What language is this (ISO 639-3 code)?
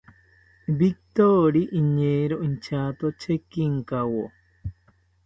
cpy